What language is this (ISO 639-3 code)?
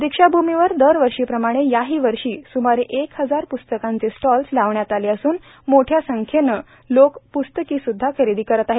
mar